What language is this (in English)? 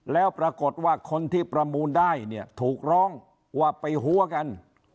Thai